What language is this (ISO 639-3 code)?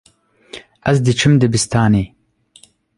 kur